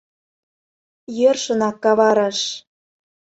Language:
Mari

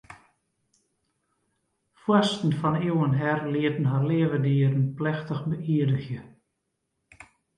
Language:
Western Frisian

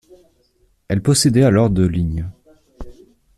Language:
French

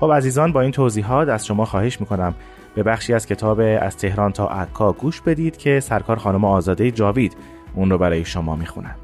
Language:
Persian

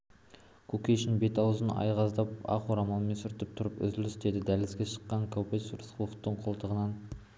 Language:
Kazakh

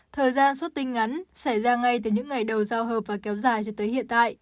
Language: Vietnamese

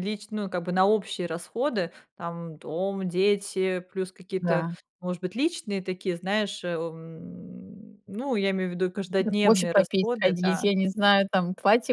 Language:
Russian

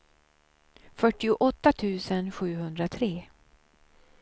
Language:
Swedish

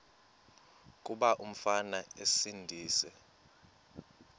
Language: Xhosa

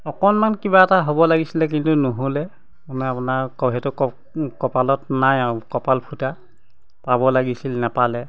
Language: Assamese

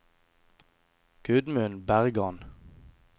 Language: Norwegian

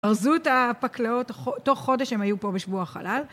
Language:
Hebrew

